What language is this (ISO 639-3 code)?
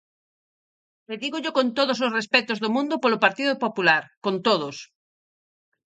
glg